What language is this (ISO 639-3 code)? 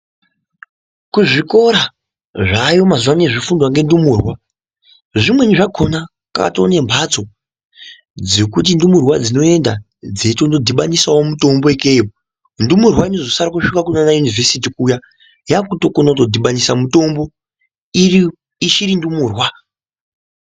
ndc